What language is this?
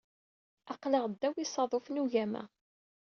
Kabyle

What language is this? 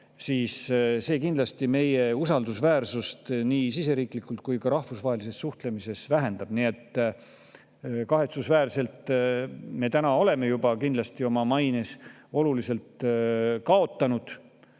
Estonian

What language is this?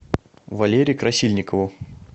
Russian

